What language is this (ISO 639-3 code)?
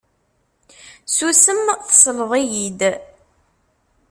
kab